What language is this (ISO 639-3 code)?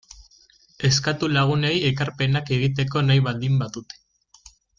eus